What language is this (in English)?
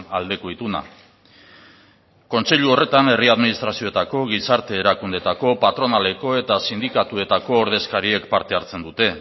Basque